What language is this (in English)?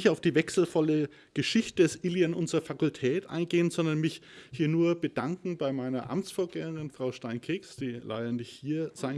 German